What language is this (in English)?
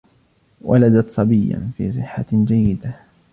Arabic